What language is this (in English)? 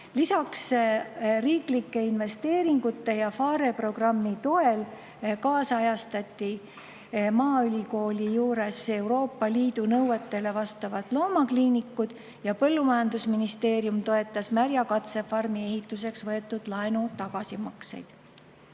Estonian